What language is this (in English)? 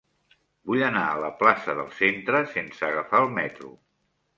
Catalan